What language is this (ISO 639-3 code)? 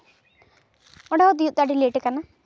sat